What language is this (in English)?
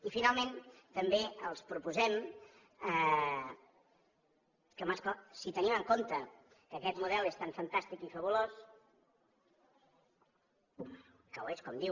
Catalan